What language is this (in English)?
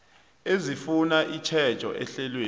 South Ndebele